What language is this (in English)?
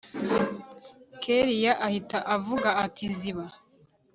Kinyarwanda